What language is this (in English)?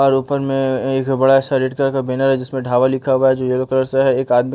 Hindi